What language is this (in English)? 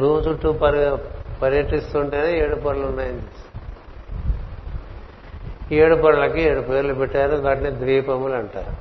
Telugu